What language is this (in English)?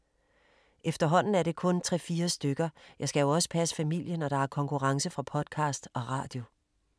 Danish